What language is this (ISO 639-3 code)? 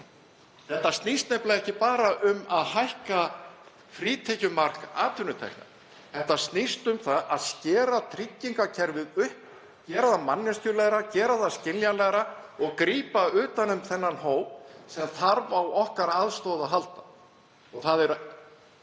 isl